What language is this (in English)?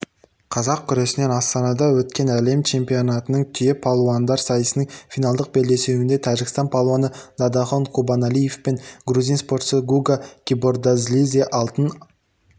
Kazakh